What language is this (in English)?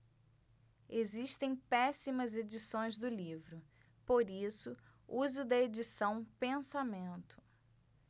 Portuguese